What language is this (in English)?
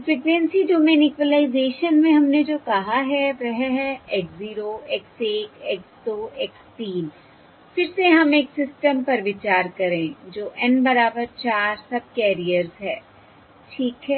Hindi